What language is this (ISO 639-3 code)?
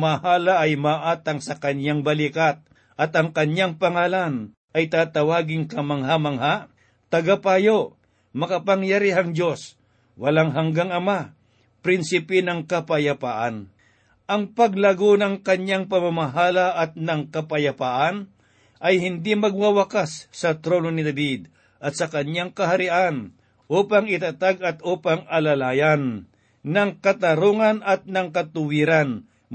fil